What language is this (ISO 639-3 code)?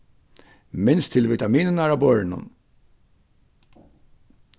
fao